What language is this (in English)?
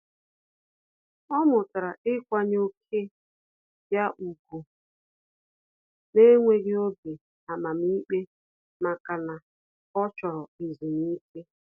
Igbo